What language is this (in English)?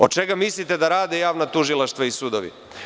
Serbian